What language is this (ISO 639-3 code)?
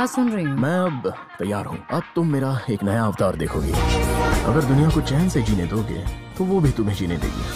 hin